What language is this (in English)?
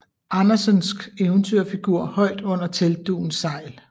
Danish